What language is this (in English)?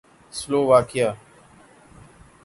Urdu